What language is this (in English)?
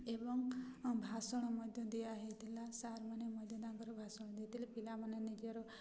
Odia